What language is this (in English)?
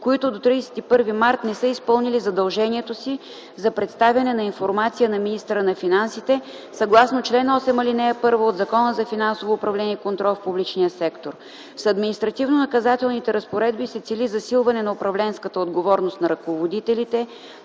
Bulgarian